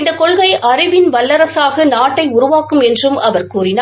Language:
Tamil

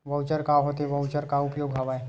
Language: Chhattisgarhi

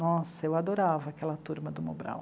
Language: Portuguese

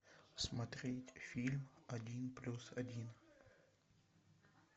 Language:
Russian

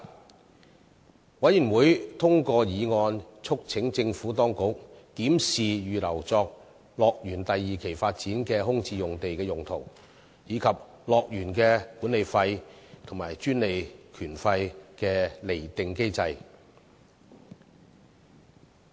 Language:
Cantonese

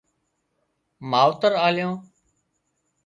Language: Wadiyara Koli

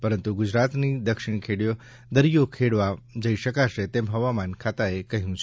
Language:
Gujarati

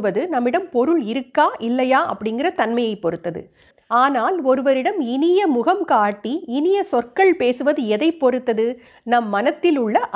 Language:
Tamil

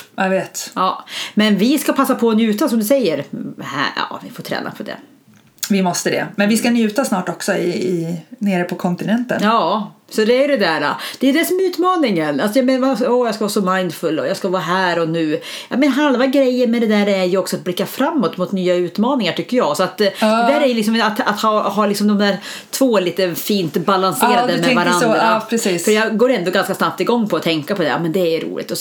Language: Swedish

